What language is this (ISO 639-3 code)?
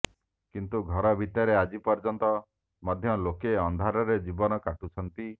ori